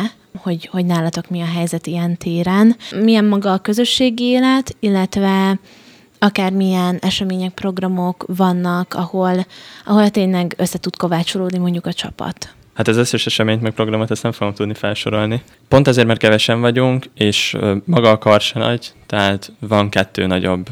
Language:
Hungarian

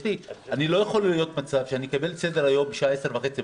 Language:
Hebrew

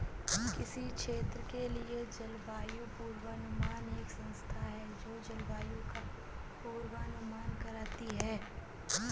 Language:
Hindi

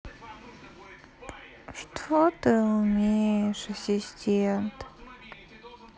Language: Russian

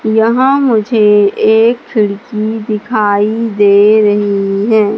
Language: Hindi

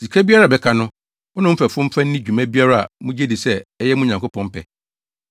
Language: Akan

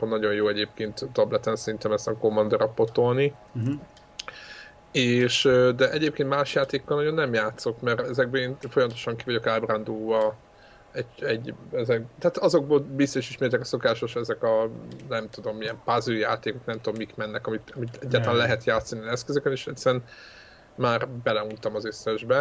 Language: Hungarian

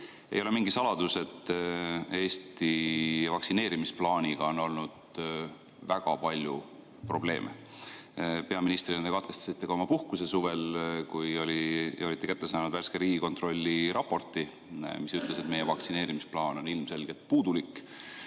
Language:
Estonian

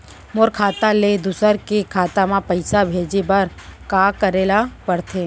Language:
Chhattisgarhi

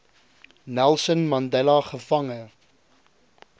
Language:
Afrikaans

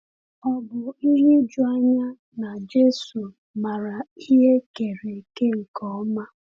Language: Igbo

